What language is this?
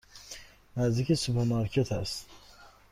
Persian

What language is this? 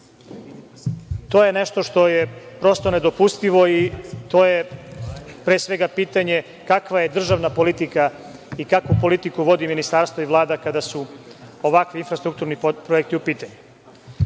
Serbian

